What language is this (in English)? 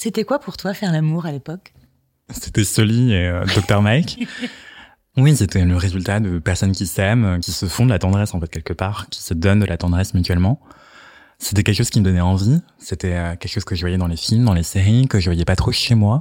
French